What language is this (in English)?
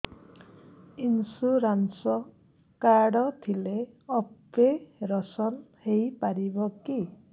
Odia